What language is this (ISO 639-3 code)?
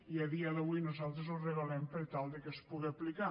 cat